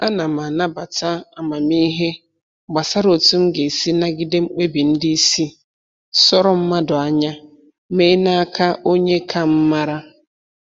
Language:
Igbo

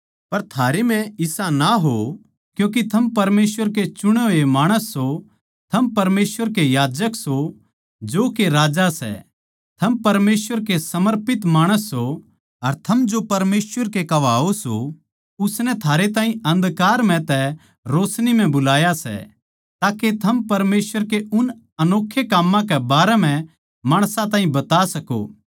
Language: Haryanvi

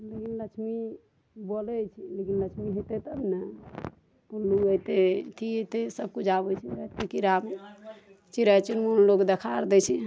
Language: Maithili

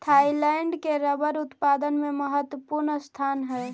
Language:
Magahi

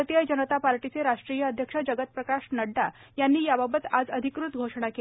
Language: Marathi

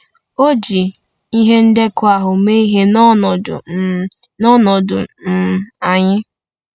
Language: Igbo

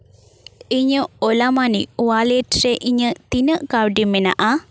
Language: Santali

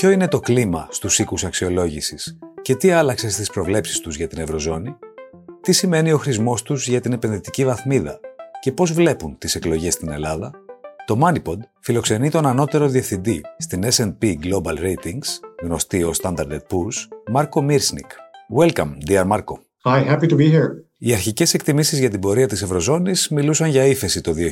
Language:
Greek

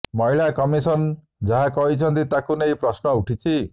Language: Odia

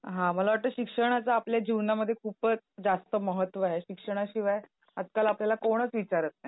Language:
Marathi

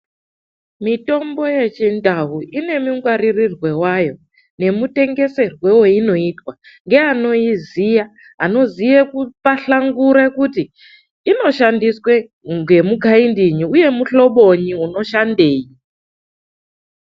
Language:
Ndau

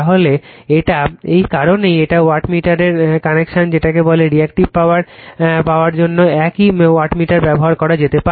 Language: Bangla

